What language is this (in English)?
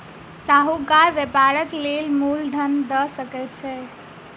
Maithili